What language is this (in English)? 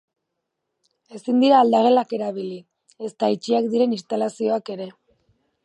Basque